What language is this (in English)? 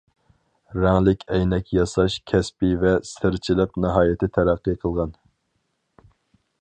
Uyghur